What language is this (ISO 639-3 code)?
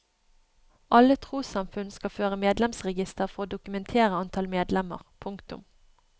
nor